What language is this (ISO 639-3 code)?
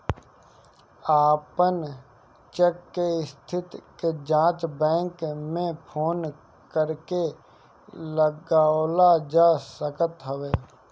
bho